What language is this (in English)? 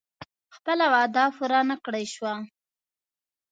Pashto